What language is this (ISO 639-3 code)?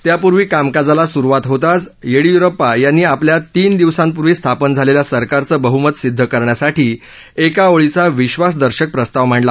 mar